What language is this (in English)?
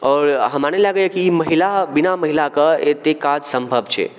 Maithili